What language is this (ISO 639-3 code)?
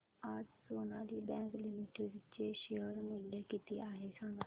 mar